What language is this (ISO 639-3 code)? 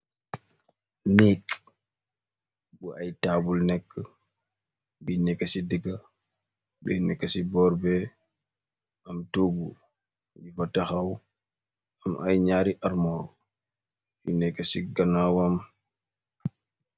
wol